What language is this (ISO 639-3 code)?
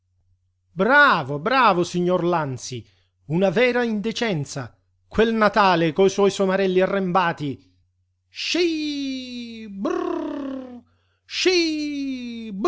ita